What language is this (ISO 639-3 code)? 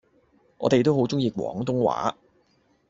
yue